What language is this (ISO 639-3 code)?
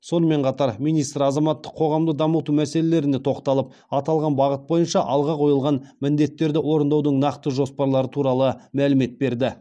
kaz